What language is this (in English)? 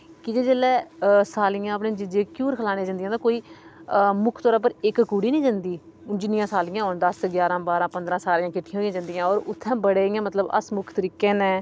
Dogri